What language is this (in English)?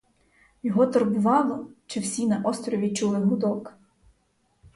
Ukrainian